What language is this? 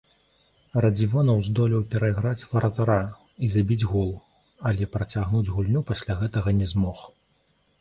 Belarusian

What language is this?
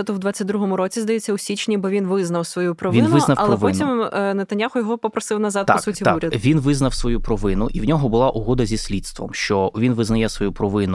Ukrainian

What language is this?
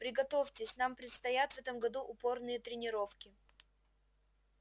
Russian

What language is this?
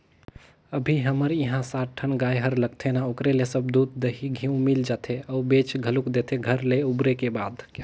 Chhattisgarhi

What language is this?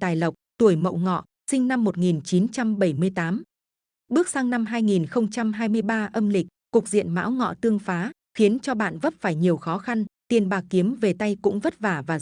Vietnamese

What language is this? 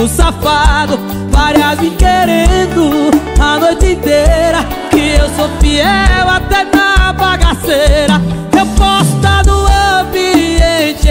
Portuguese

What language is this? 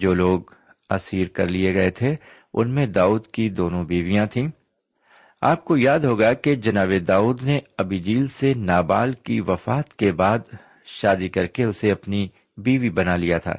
Urdu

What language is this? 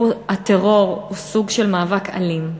Hebrew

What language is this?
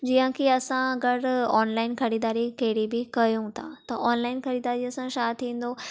Sindhi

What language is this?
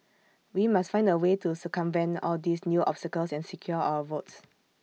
English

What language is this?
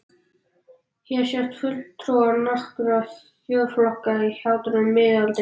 Icelandic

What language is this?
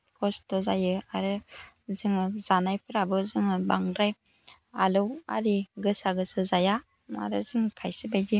Bodo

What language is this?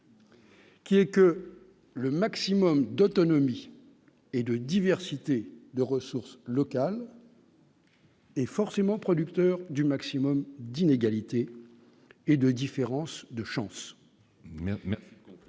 French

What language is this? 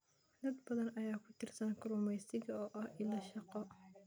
Somali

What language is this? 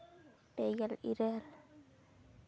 Santali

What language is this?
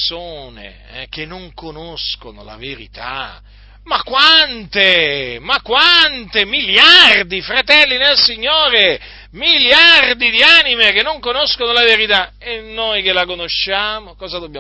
Italian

